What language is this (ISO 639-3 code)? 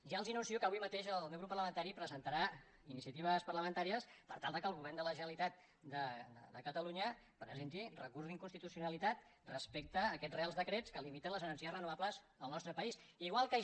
cat